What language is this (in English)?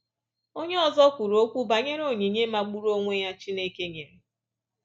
Igbo